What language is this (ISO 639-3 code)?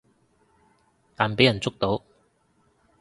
yue